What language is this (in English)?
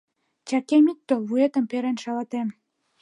Mari